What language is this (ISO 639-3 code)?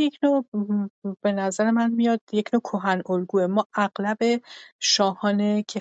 fas